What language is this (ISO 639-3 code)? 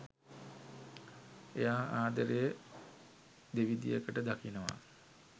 sin